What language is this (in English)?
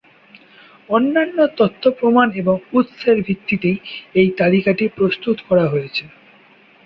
Bangla